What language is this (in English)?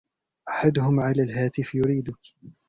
Arabic